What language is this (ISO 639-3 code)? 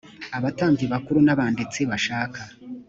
kin